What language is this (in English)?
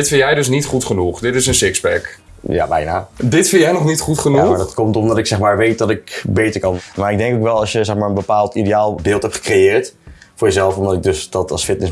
Dutch